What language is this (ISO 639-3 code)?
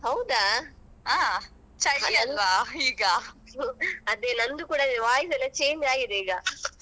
kan